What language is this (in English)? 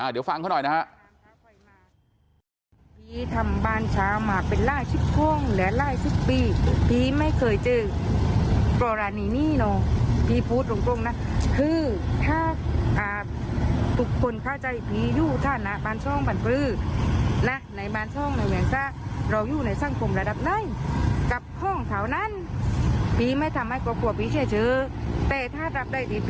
Thai